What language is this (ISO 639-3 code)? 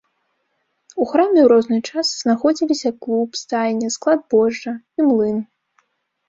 bel